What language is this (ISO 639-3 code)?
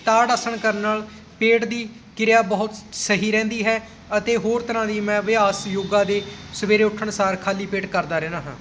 pan